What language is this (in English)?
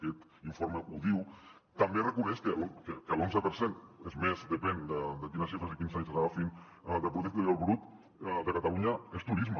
Catalan